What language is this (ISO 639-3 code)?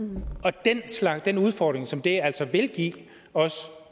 dan